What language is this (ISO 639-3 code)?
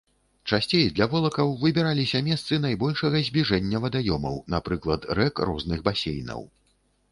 bel